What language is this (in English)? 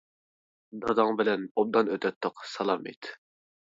Uyghur